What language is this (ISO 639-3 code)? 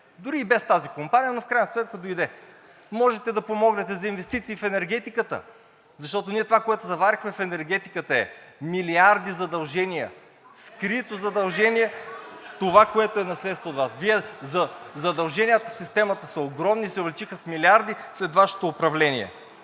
bul